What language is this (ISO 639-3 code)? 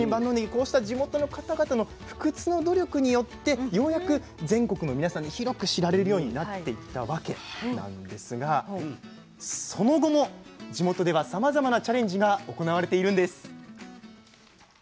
jpn